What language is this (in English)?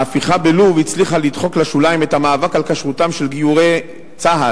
Hebrew